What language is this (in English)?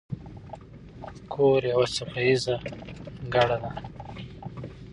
Pashto